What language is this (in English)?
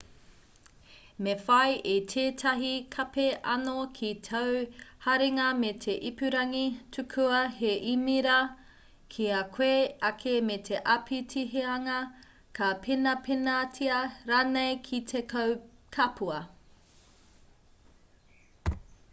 Māori